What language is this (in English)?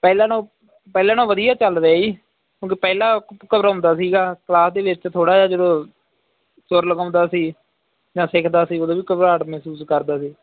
Punjabi